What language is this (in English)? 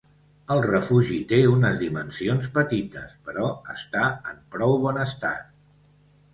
Catalan